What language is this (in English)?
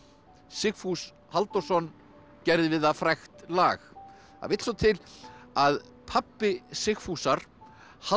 Icelandic